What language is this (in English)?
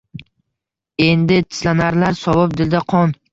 Uzbek